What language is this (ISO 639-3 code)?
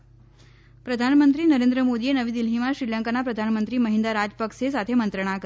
guj